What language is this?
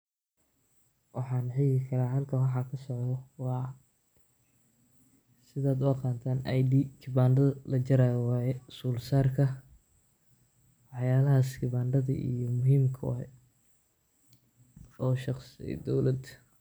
Somali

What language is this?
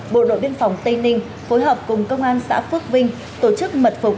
Vietnamese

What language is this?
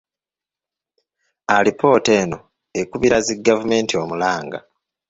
Ganda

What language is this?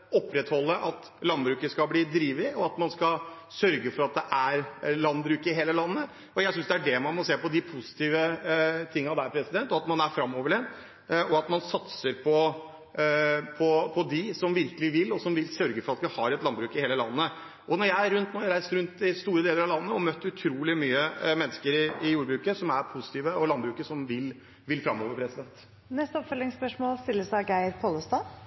Norwegian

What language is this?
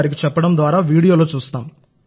Telugu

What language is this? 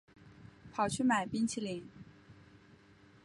Chinese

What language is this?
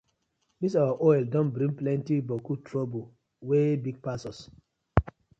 Nigerian Pidgin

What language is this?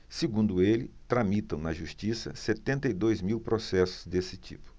Portuguese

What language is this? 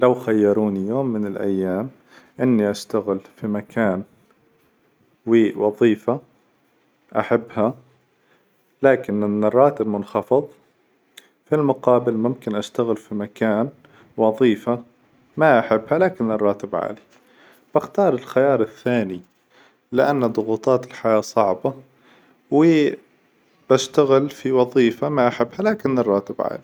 Hijazi Arabic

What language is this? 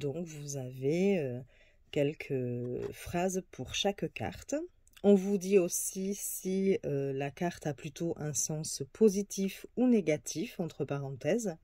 French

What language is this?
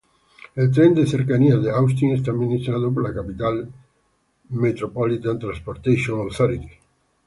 Spanish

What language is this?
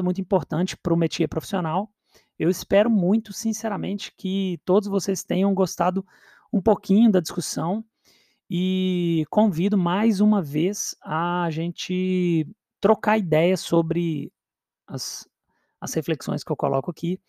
Portuguese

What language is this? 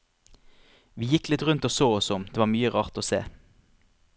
Norwegian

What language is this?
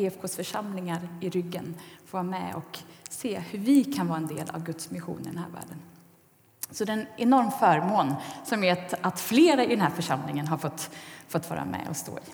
Swedish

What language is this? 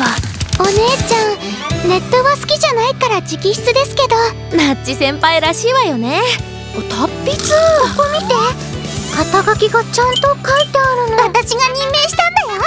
Japanese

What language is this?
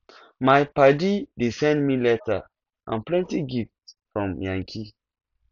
Nigerian Pidgin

